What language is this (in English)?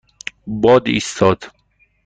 Persian